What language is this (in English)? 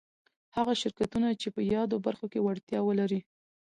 Pashto